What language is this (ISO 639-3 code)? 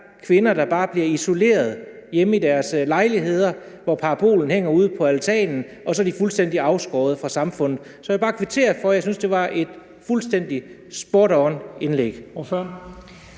dan